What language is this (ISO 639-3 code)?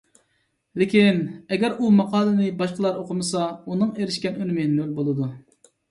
uig